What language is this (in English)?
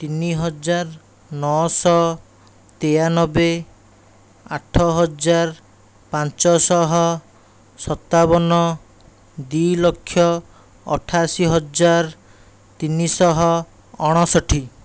Odia